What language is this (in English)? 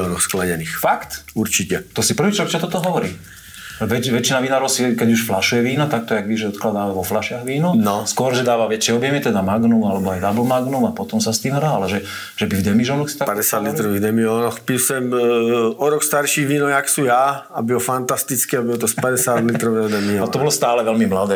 Slovak